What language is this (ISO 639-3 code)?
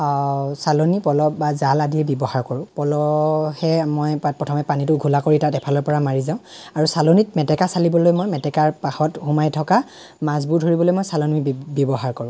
asm